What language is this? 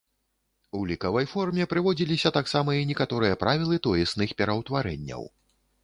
Belarusian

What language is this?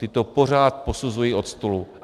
Czech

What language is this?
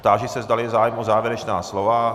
Czech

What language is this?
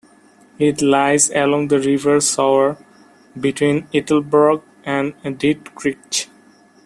English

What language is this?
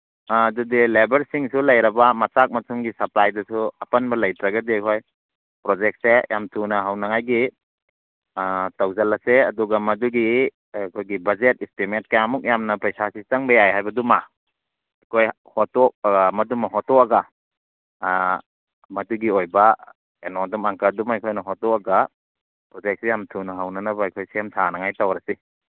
Manipuri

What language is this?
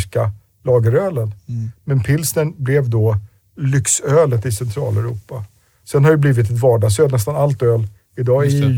Swedish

